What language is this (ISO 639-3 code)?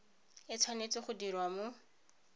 tsn